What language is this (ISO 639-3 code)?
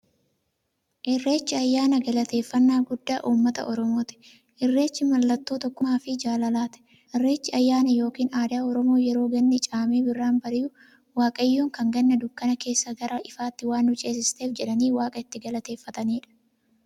orm